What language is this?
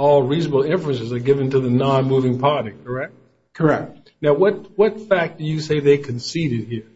English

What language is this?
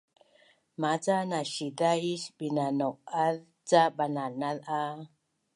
Bunun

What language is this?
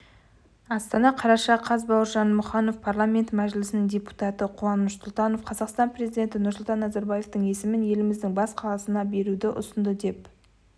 Kazakh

